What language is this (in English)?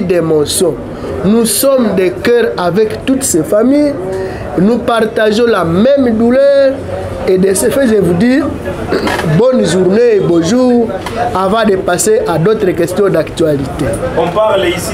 French